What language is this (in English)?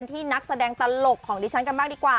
Thai